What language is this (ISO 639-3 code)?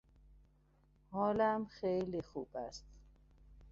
fas